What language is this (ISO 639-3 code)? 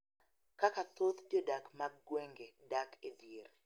luo